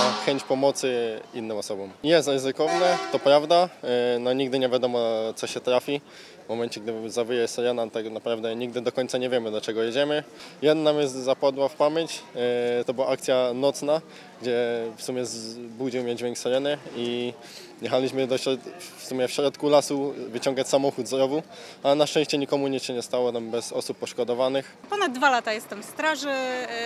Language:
Polish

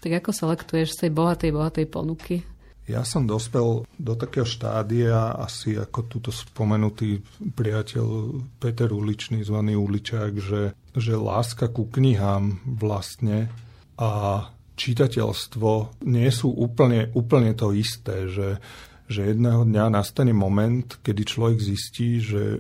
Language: Slovak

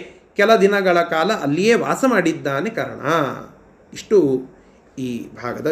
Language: Kannada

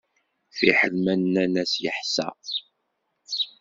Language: Kabyle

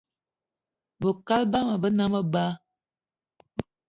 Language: Eton (Cameroon)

